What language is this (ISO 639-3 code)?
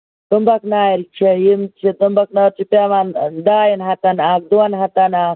kas